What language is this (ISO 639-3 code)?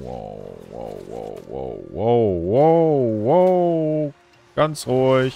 deu